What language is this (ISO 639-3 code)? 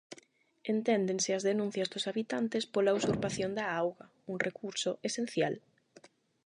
glg